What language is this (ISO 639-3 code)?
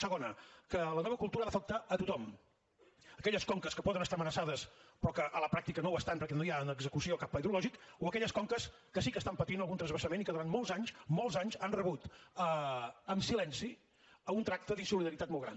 cat